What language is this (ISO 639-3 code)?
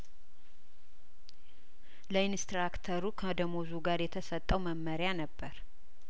amh